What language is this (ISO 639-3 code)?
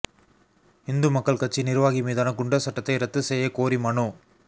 tam